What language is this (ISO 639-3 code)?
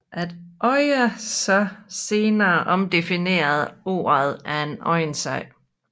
dan